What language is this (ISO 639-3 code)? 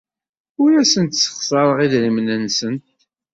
kab